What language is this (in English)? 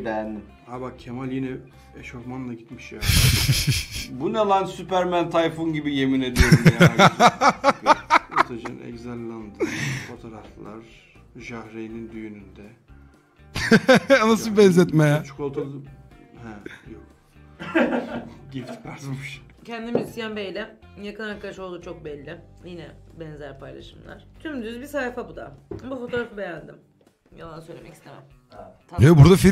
Turkish